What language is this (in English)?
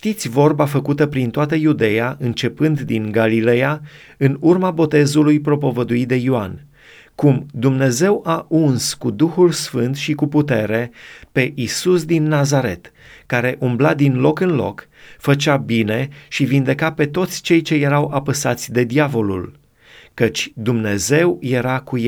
Romanian